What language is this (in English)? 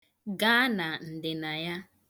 Igbo